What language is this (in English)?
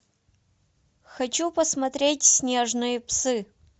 Russian